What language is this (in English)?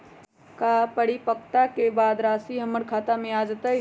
Magahi